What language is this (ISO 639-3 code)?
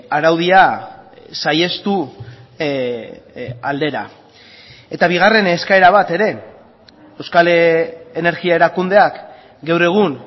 eus